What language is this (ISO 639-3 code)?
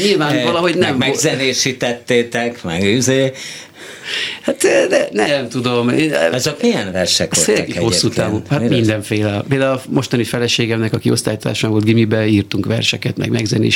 hun